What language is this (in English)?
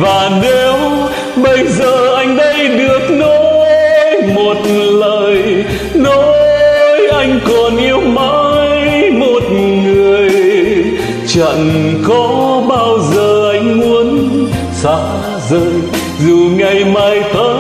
Vietnamese